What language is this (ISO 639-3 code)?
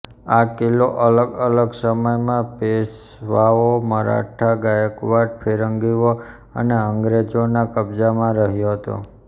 guj